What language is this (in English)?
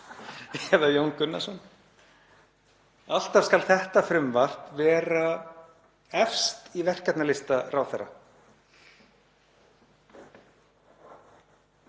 Icelandic